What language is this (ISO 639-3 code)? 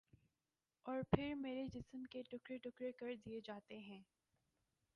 urd